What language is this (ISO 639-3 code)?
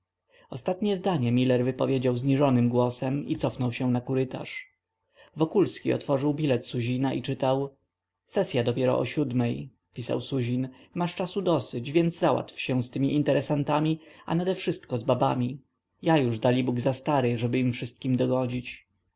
pol